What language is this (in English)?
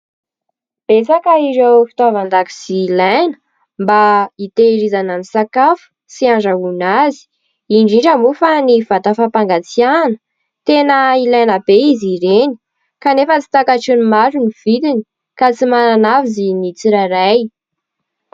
Malagasy